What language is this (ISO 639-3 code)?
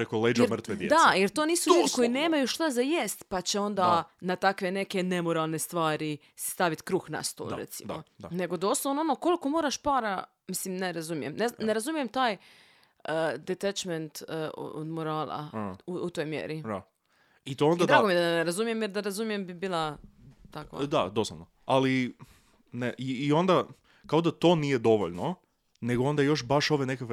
hrv